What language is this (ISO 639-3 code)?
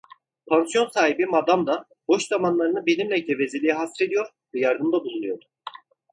tur